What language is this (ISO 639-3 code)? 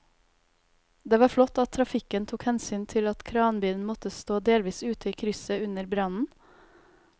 nor